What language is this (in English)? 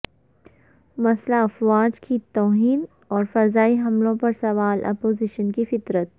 Urdu